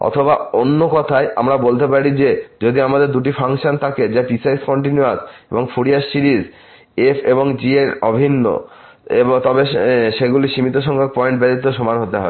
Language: Bangla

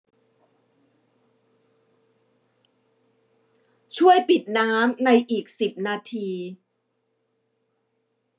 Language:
Thai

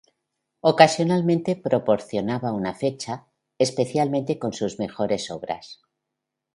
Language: Spanish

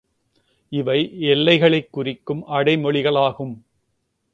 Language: Tamil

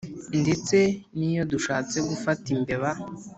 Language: Kinyarwanda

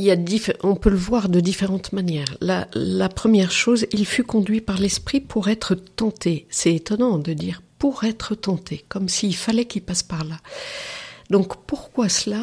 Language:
French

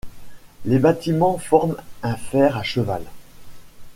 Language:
French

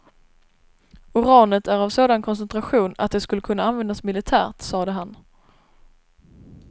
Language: Swedish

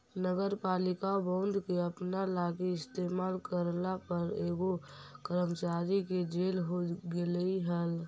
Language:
Magahi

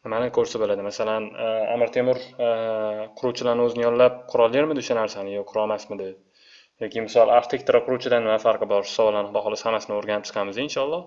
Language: Turkish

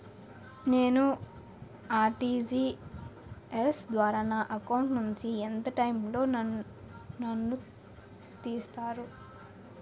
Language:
Telugu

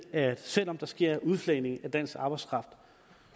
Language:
Danish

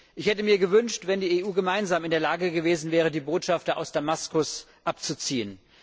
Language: German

